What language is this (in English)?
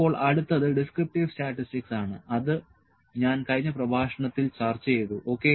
Malayalam